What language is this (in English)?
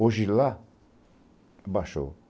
Portuguese